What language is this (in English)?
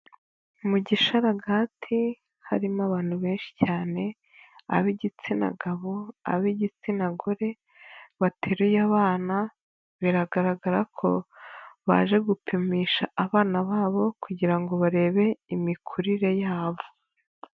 Kinyarwanda